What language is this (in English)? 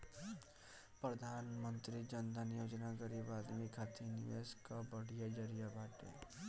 Bhojpuri